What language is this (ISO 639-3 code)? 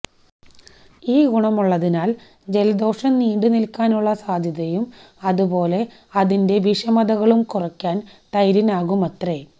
mal